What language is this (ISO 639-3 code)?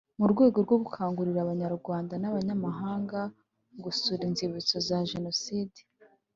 kin